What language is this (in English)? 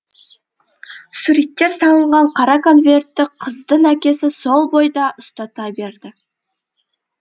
Kazakh